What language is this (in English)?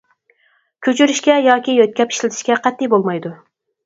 Uyghur